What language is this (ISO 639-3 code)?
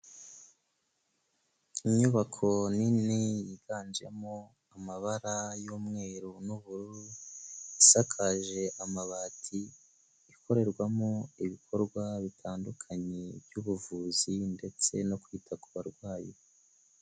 kin